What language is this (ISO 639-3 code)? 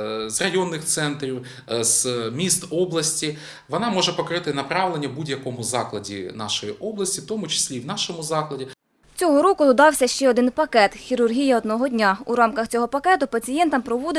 ukr